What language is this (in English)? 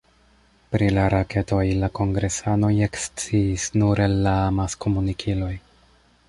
Esperanto